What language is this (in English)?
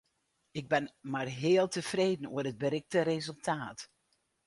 Western Frisian